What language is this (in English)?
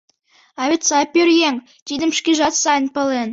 Mari